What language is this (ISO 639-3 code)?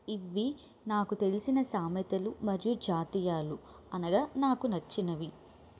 tel